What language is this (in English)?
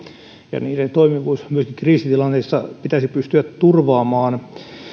Finnish